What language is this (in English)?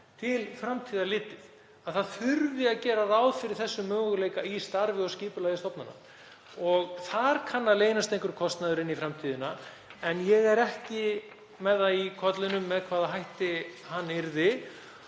Icelandic